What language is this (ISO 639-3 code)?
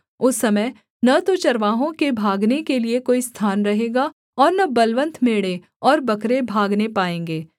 hin